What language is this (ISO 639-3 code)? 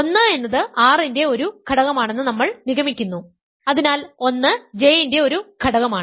mal